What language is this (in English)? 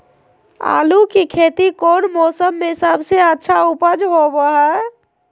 Magahi